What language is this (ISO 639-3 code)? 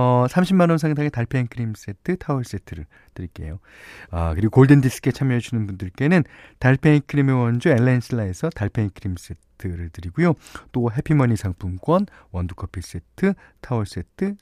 kor